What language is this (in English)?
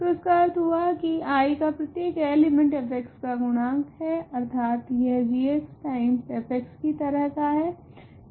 Hindi